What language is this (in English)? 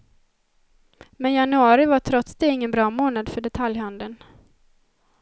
Swedish